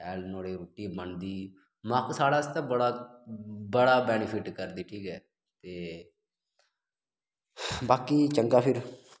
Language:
Dogri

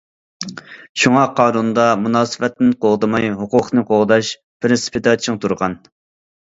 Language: Uyghur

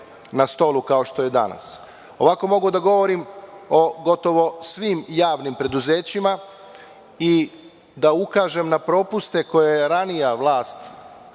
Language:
Serbian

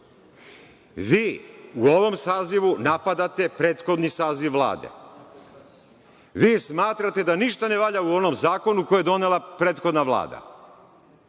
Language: Serbian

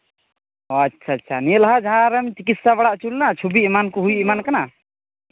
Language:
Santali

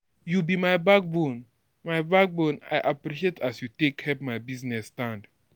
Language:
Nigerian Pidgin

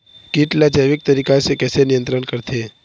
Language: Chhattisgarhi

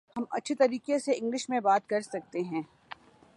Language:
Urdu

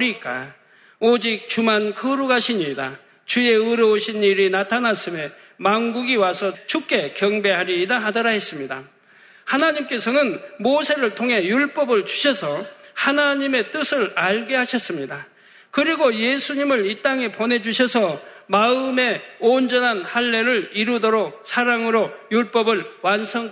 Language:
Korean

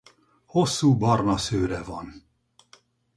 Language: Hungarian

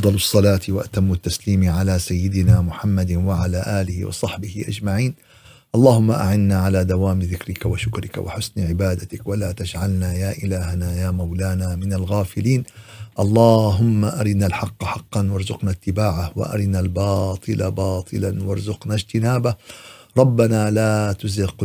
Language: Arabic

